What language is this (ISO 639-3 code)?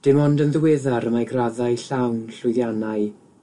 cym